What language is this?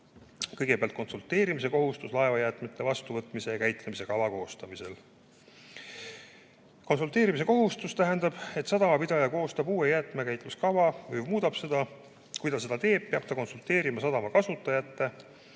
Estonian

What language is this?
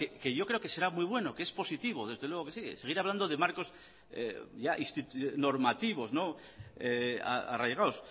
Spanish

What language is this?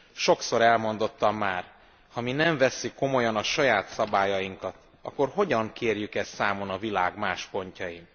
Hungarian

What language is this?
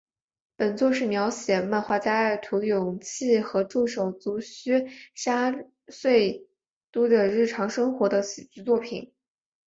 Chinese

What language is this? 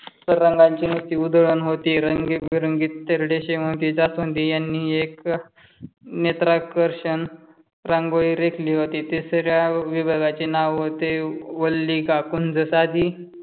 Marathi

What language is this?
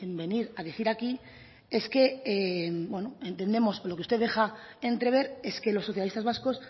Spanish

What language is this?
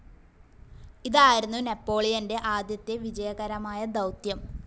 Malayalam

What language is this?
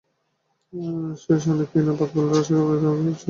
Bangla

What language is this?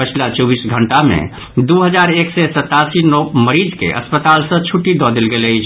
Maithili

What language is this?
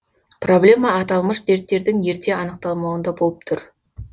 Kazakh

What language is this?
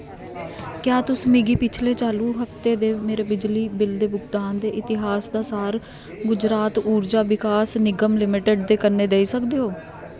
Dogri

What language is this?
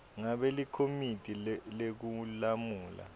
Swati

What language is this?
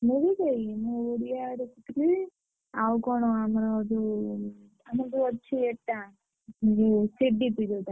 Odia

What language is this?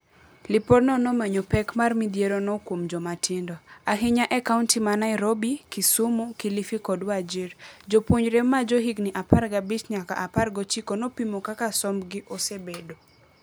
Luo (Kenya and Tanzania)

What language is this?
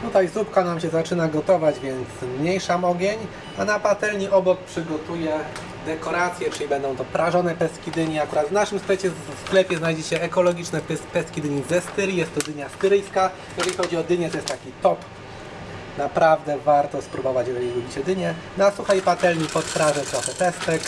Polish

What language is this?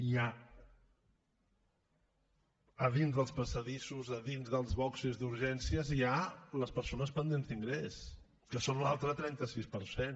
Catalan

